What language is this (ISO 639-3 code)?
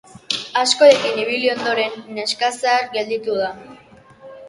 eus